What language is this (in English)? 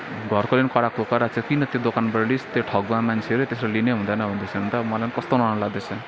Nepali